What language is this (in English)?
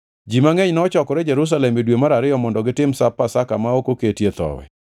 Luo (Kenya and Tanzania)